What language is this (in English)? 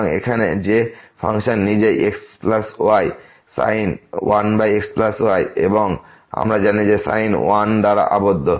Bangla